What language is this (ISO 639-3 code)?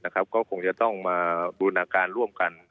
tha